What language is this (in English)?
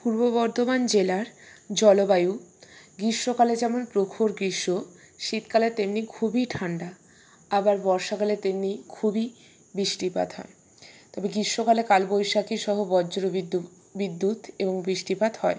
Bangla